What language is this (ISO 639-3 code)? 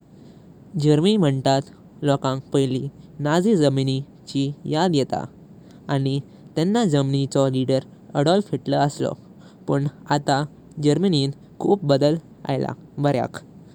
kok